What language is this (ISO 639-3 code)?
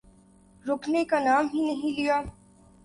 urd